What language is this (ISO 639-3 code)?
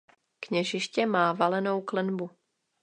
ces